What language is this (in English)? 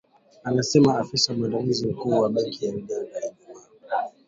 Swahili